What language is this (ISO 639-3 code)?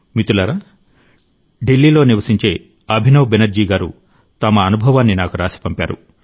tel